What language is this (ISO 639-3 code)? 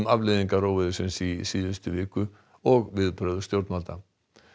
isl